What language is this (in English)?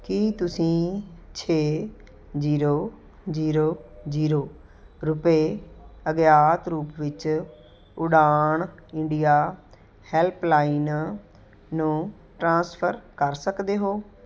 Punjabi